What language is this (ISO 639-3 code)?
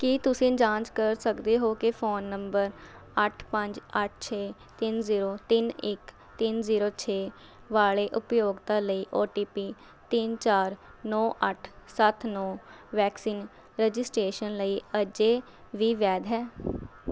pan